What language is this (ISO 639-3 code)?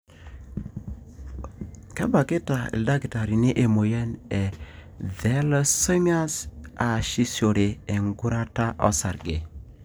mas